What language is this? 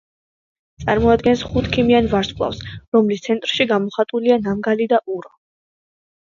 Georgian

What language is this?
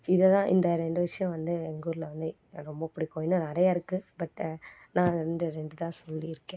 Tamil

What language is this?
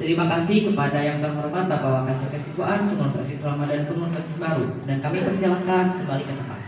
Indonesian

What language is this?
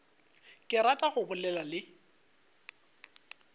Northern Sotho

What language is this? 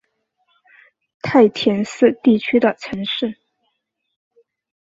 Chinese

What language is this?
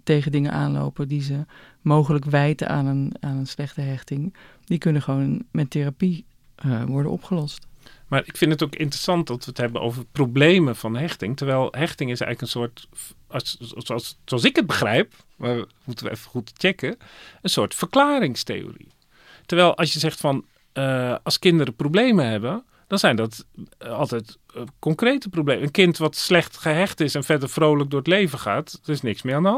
Dutch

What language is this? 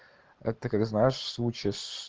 Russian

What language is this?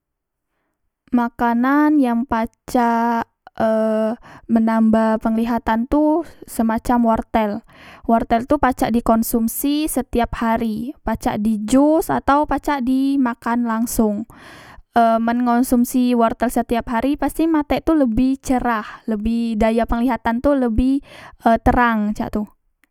Musi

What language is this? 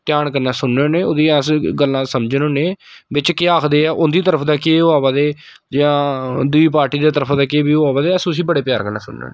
Dogri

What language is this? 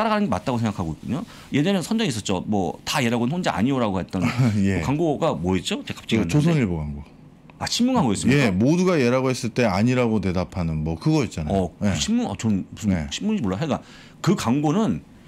Korean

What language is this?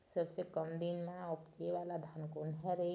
Chhattisgarhi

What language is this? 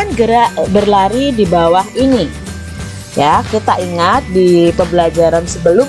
Indonesian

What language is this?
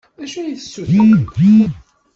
Kabyle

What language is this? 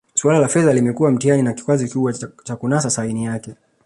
Swahili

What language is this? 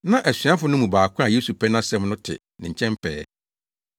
Akan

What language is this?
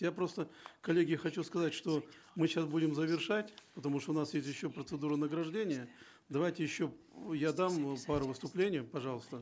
Kazakh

